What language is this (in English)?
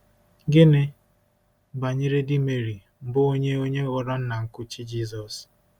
Igbo